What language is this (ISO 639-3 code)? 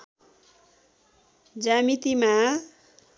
nep